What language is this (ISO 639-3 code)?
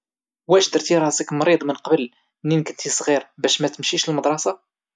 ary